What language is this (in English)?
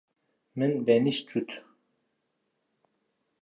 Kurdish